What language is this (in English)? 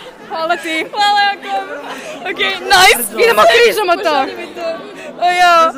Croatian